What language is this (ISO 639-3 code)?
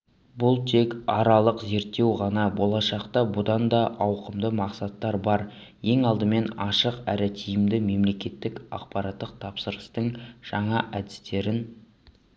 kaz